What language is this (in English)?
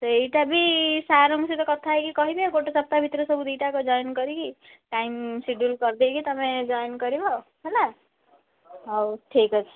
Odia